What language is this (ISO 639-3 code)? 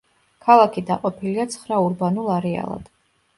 kat